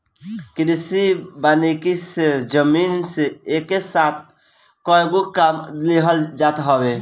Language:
Bhojpuri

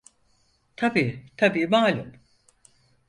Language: Turkish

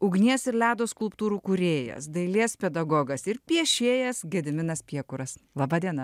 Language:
Lithuanian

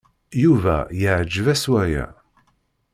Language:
Kabyle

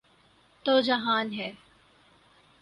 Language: Urdu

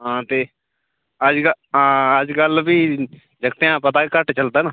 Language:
Dogri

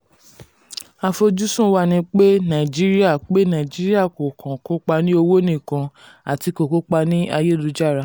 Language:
Yoruba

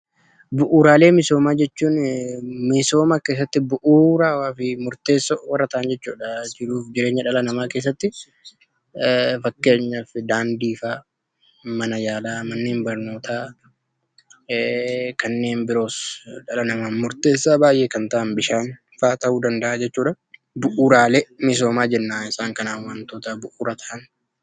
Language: Oromo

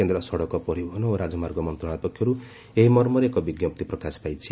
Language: Odia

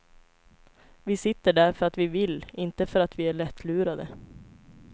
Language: Swedish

